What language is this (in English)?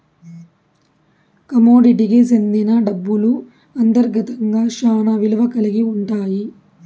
Telugu